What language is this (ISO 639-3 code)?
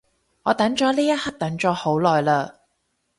yue